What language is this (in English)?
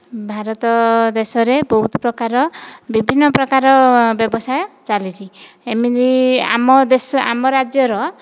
Odia